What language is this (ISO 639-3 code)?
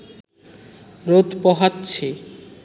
ben